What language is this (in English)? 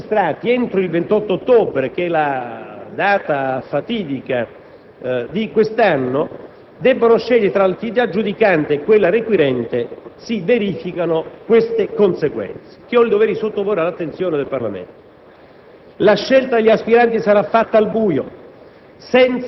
Italian